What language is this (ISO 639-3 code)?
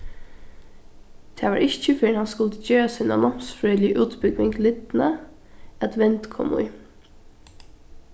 fao